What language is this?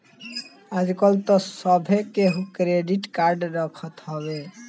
Bhojpuri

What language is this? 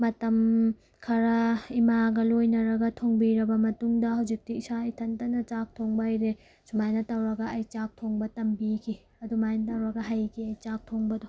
Manipuri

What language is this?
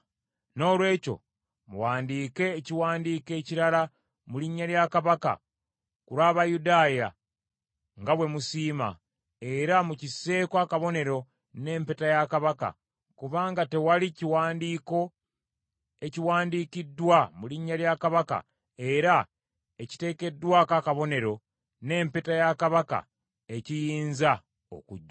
Ganda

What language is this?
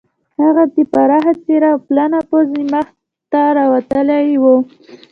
Pashto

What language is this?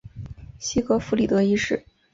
Chinese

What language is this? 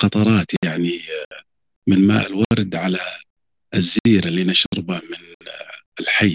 Arabic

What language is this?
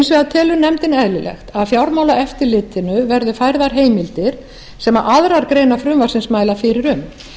Icelandic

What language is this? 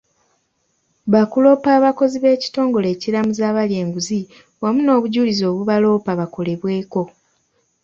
Ganda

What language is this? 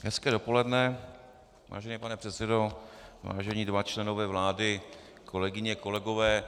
Czech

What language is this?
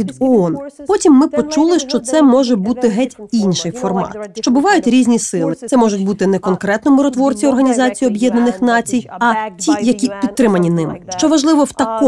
Ukrainian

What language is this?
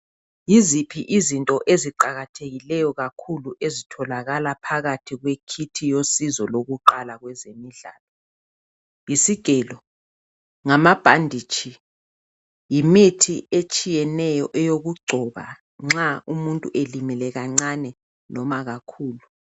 North Ndebele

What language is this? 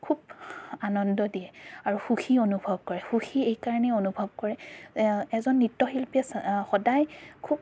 Assamese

